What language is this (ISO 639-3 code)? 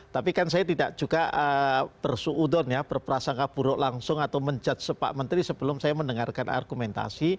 ind